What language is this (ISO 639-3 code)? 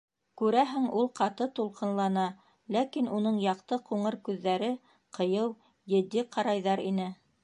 bak